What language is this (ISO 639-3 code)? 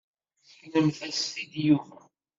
kab